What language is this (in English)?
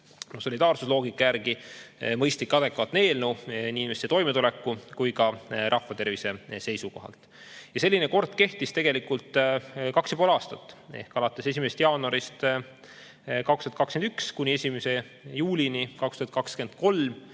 Estonian